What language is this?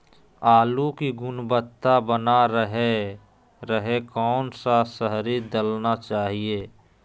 Magahi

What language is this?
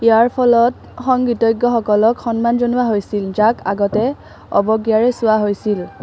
Assamese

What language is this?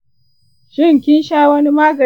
Hausa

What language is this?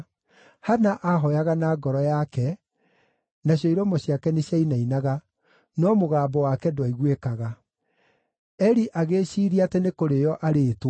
Kikuyu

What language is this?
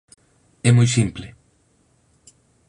Galician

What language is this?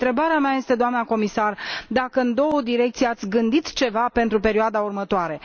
Romanian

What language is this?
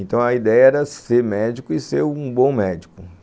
Portuguese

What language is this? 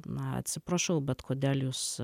Lithuanian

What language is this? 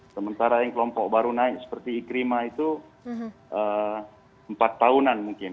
Indonesian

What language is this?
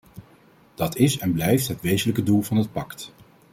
Dutch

